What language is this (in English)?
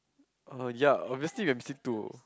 English